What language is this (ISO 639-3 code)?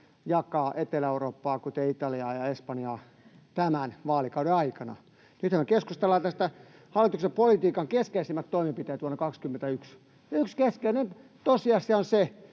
fin